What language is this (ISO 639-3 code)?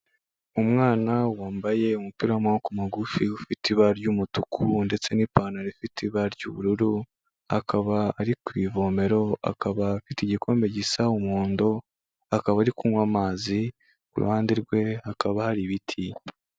kin